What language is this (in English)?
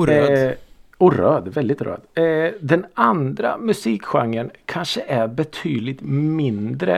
Swedish